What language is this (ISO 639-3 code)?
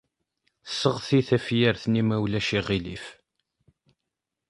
kab